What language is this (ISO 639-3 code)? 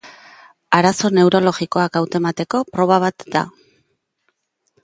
eus